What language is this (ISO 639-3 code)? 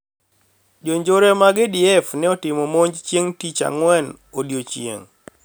luo